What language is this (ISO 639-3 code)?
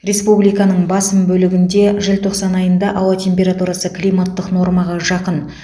kaz